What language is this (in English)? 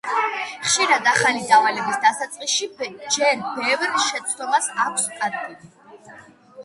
Georgian